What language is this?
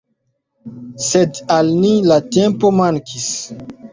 Esperanto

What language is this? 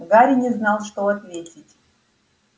Russian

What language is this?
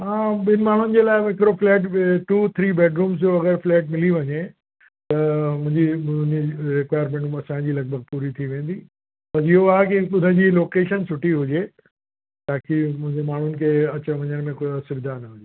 Sindhi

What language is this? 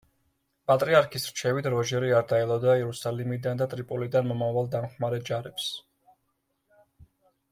Georgian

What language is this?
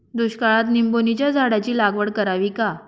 Marathi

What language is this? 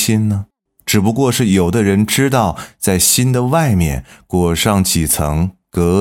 Chinese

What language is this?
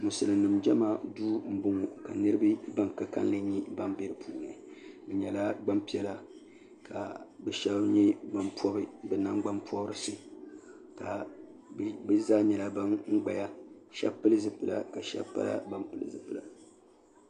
Dagbani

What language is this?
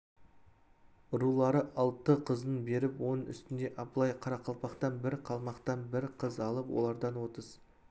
Kazakh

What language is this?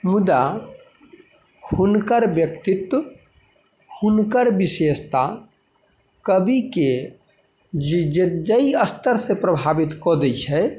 Maithili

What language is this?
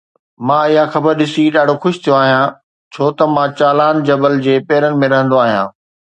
Sindhi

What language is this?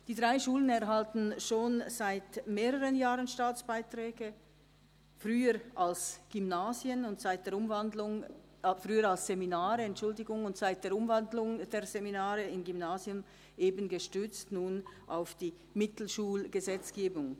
Swiss German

